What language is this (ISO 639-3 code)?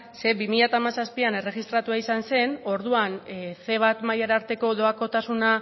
eus